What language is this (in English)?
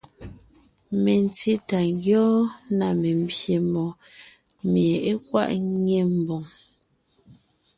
Ngiemboon